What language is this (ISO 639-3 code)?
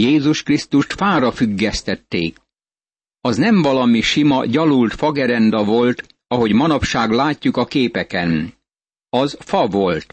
hun